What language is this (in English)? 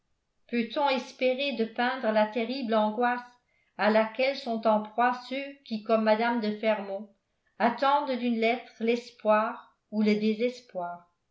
French